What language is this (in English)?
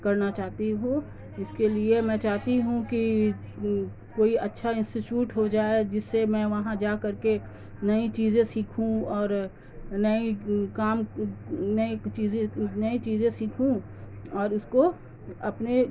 Urdu